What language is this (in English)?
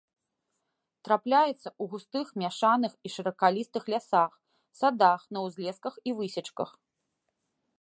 Belarusian